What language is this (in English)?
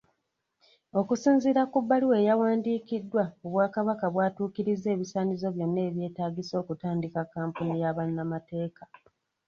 Ganda